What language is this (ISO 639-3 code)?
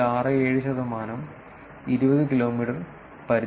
mal